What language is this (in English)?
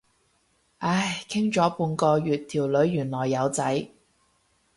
Cantonese